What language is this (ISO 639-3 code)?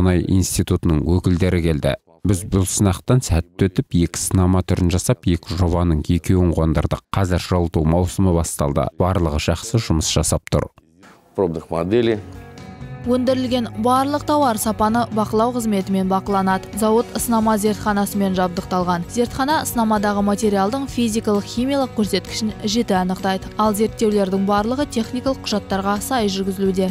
rus